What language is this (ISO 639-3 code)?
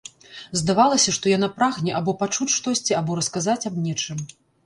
bel